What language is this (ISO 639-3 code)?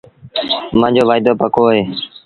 sbn